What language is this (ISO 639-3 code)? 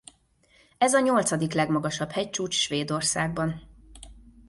hun